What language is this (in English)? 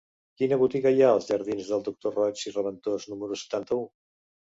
Catalan